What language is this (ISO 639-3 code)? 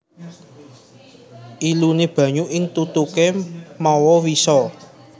jav